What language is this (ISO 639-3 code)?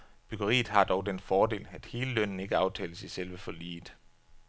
dan